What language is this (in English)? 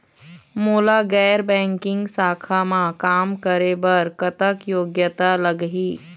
Chhattisgarhi